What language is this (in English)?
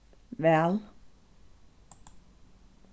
Faroese